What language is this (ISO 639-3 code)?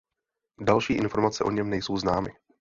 ces